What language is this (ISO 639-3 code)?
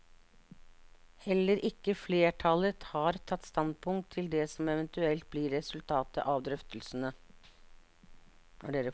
nor